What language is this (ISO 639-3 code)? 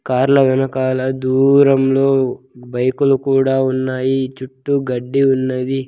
tel